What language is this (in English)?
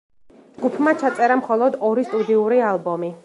Georgian